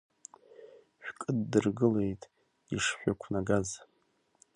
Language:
Abkhazian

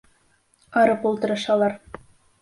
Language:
Bashkir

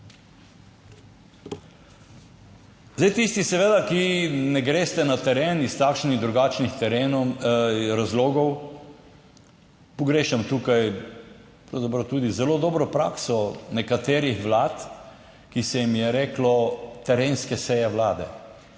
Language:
Slovenian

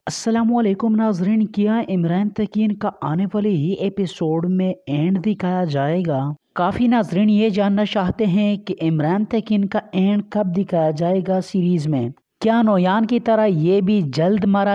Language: Arabic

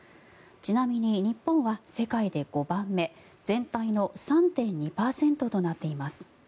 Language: Japanese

